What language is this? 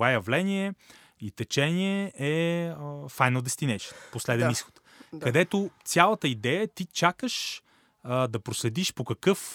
Bulgarian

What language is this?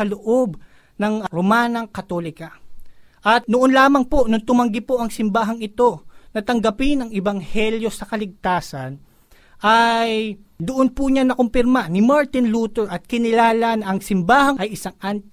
Filipino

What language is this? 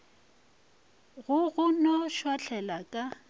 Northern Sotho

